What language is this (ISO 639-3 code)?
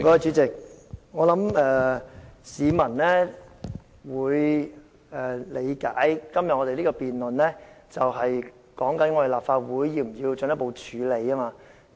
yue